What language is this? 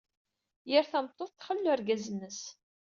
Kabyle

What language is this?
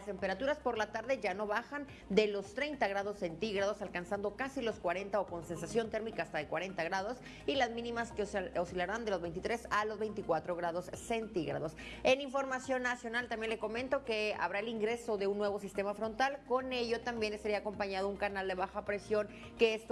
Spanish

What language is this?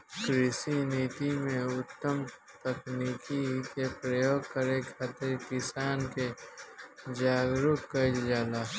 Bhojpuri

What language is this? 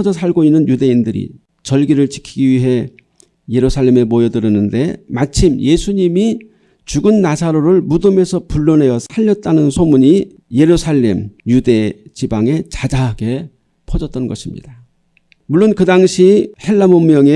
Korean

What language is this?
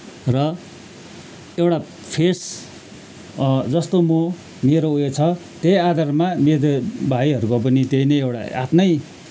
Nepali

